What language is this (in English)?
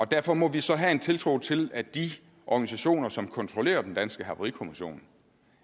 Danish